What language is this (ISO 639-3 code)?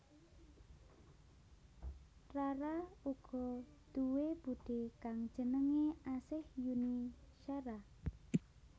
jav